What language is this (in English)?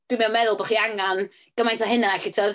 Welsh